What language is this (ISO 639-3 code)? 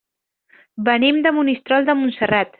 cat